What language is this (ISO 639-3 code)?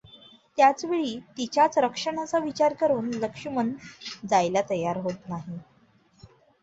mar